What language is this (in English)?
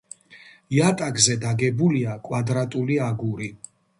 Georgian